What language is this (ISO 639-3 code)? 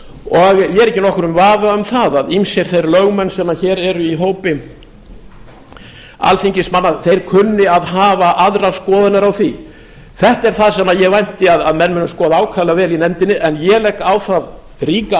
isl